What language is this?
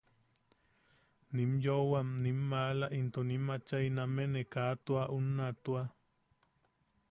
Yaqui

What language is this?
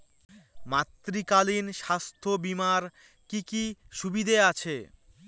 Bangla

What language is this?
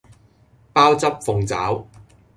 Cantonese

